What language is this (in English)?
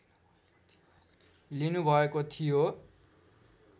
Nepali